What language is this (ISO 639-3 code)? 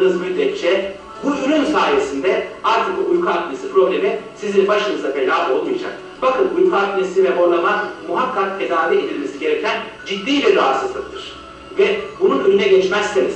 tur